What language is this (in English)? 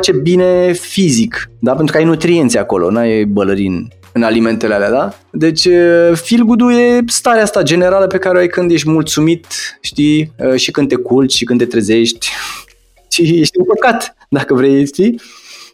Romanian